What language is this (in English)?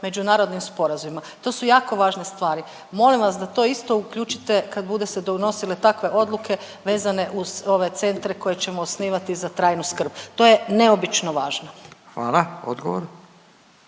Croatian